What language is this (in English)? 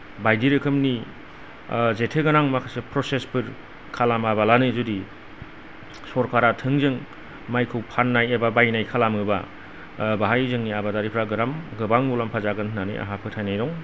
Bodo